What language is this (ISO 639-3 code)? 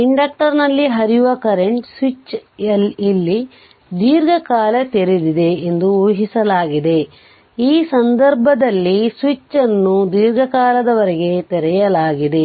kan